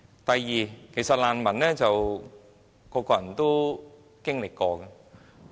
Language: Cantonese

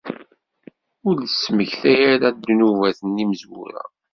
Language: Kabyle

